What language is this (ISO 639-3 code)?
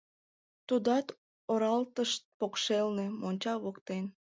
chm